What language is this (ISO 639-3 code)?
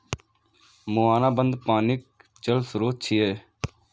mai